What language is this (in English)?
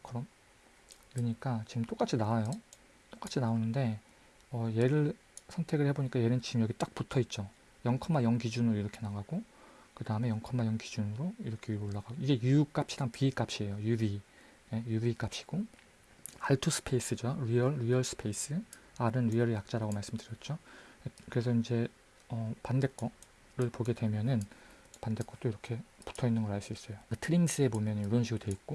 Korean